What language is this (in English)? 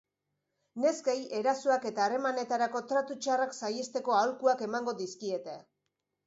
Basque